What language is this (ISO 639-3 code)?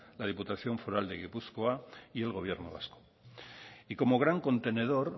spa